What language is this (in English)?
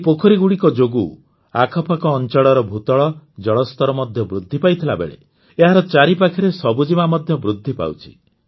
Odia